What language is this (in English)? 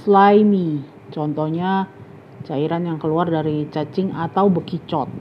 Indonesian